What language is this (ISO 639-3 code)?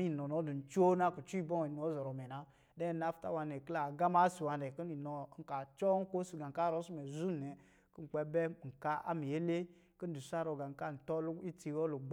mgi